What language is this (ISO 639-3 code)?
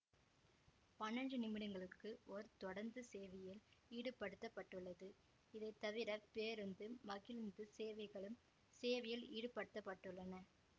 tam